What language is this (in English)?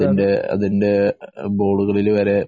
Malayalam